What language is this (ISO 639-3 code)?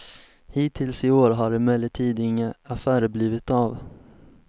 swe